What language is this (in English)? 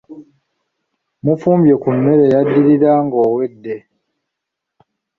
Ganda